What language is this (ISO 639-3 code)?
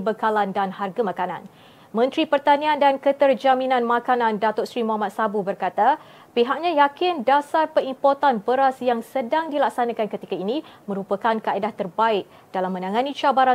msa